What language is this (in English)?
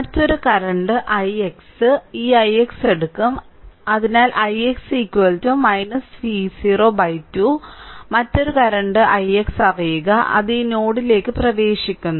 Malayalam